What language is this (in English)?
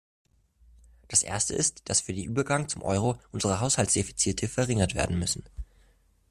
German